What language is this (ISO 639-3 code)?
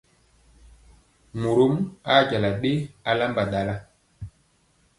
mcx